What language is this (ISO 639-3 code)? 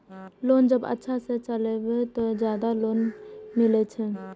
mai